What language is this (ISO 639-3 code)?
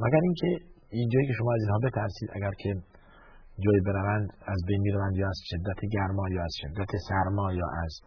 fas